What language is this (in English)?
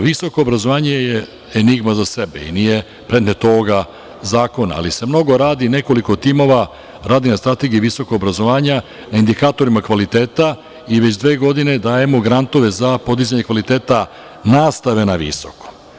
Serbian